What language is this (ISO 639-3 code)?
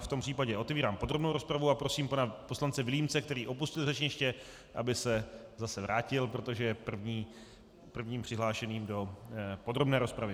ces